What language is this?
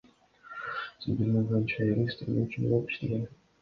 Kyrgyz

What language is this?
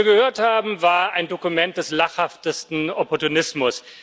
German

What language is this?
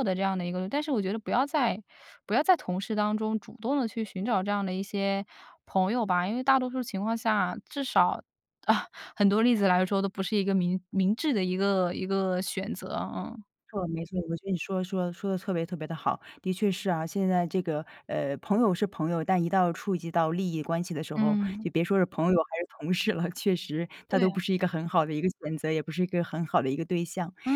Chinese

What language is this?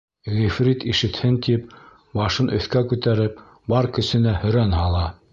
Bashkir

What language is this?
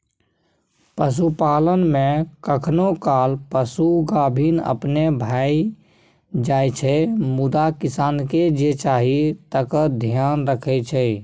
Maithili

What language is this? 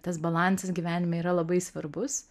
Lithuanian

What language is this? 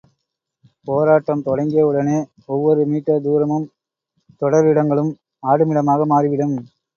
Tamil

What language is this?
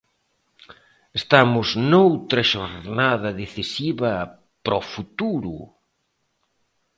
Galician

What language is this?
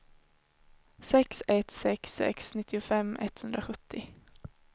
Swedish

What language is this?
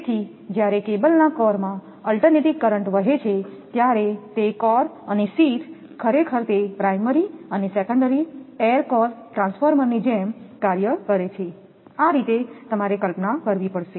Gujarati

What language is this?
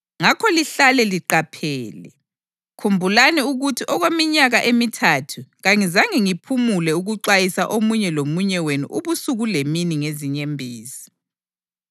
North Ndebele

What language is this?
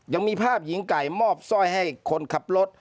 Thai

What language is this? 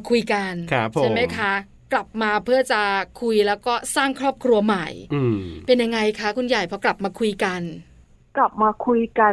Thai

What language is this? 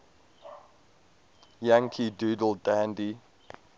English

